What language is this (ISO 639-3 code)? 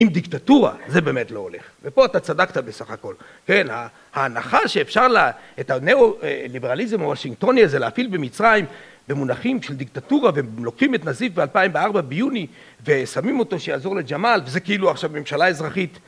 heb